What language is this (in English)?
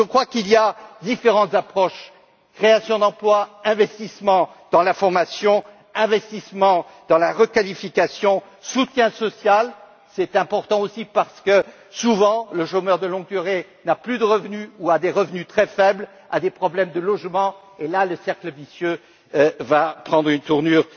French